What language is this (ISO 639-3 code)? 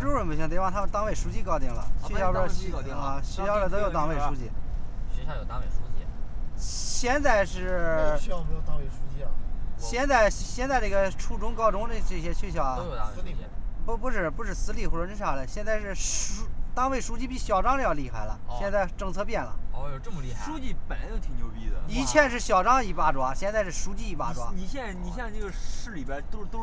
zho